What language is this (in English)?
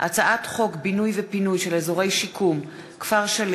Hebrew